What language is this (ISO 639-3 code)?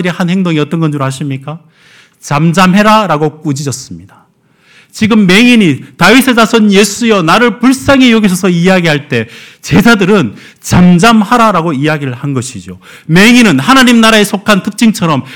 kor